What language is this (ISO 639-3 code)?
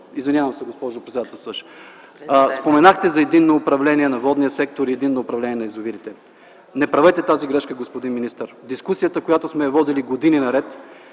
bul